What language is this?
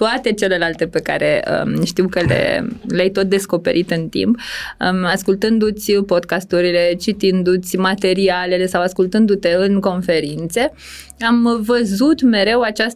Romanian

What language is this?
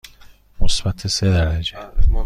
Persian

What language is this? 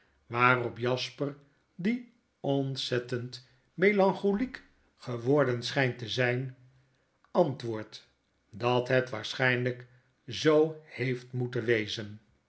Dutch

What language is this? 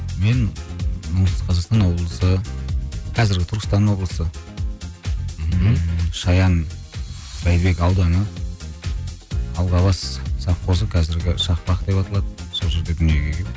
Kazakh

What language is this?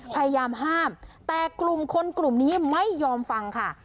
Thai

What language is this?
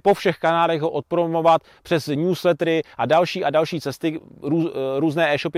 Czech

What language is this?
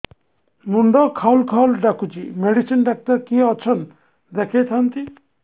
Odia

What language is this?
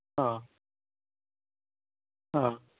Assamese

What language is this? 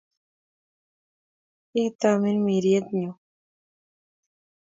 Kalenjin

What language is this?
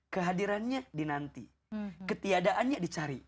Indonesian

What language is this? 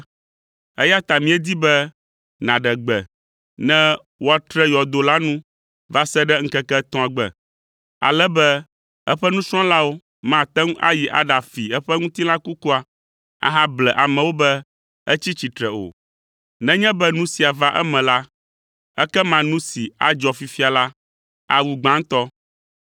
Ewe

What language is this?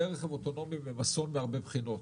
Hebrew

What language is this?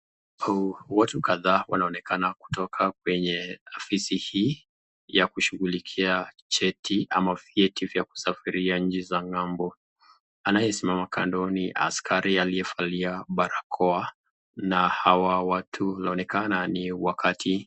Swahili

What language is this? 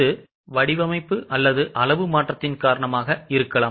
Tamil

